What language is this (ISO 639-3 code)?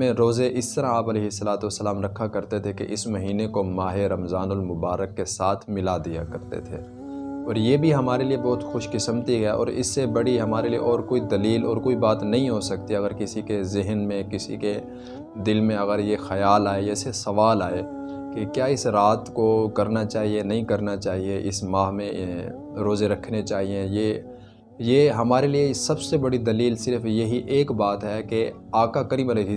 urd